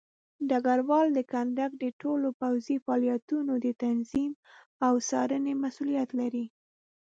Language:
Pashto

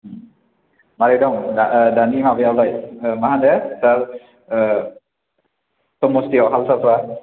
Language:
Bodo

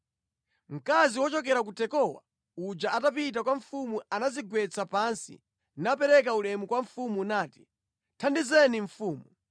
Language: Nyanja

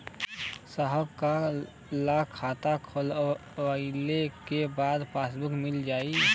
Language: Bhojpuri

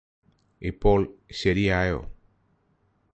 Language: Malayalam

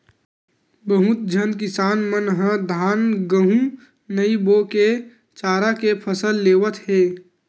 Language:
Chhattisgarhi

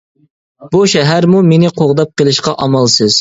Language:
Uyghur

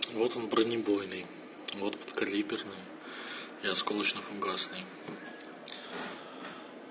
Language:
Russian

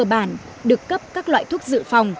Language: Vietnamese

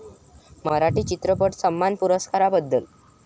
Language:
Marathi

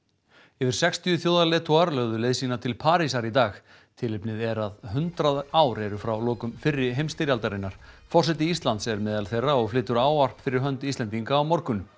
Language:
Icelandic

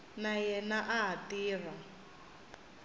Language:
Tsonga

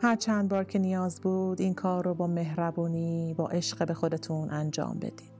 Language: Persian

